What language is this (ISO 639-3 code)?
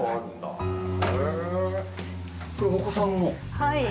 jpn